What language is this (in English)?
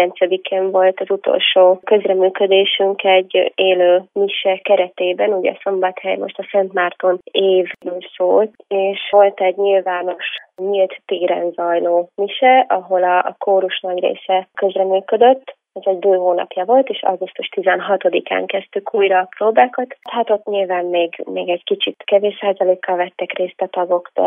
Hungarian